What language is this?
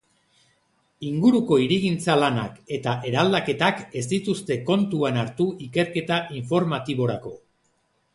Basque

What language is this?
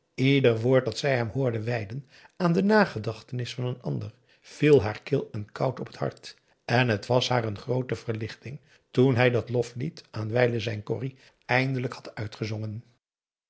Dutch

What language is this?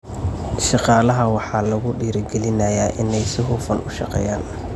Somali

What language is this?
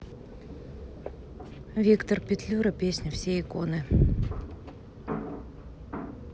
Russian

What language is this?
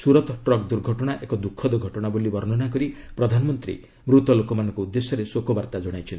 Odia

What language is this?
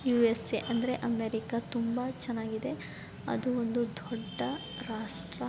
Kannada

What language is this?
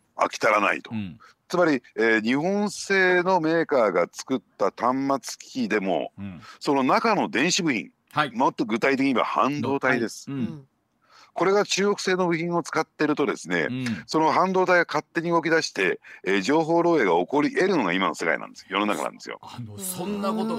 Japanese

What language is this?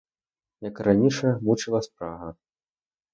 Ukrainian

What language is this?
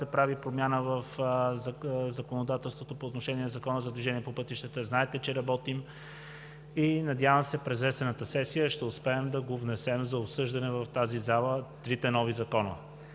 Bulgarian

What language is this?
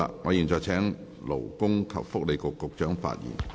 Cantonese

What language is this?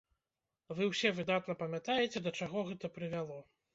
Belarusian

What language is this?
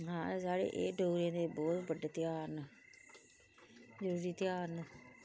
Dogri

